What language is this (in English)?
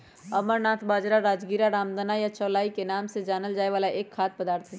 Magahi